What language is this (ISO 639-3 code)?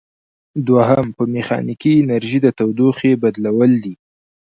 pus